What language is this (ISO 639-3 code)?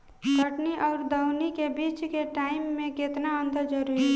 bho